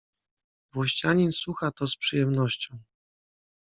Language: Polish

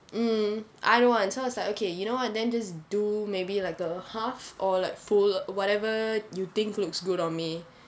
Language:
English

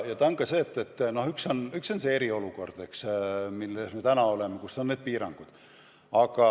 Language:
Estonian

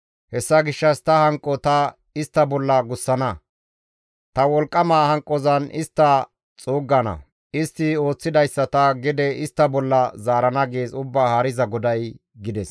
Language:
Gamo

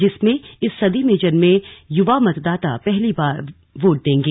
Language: Hindi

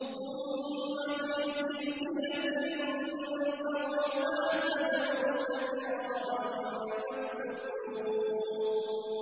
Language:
Arabic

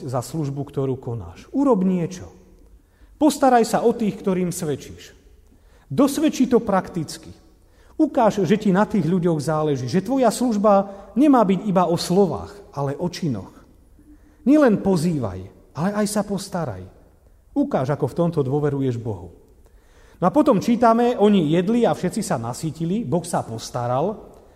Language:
Slovak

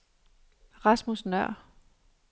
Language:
Danish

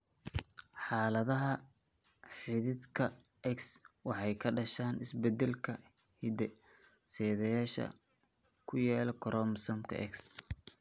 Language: Somali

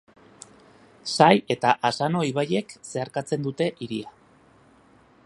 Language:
Basque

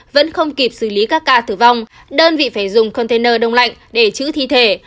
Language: Vietnamese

